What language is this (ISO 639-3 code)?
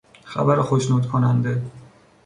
fas